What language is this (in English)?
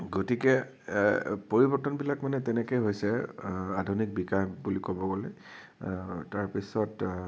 Assamese